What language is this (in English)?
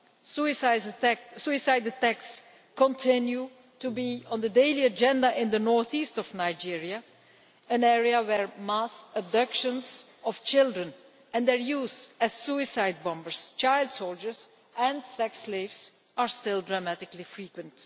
English